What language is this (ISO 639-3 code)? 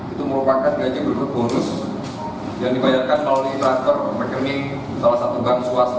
ind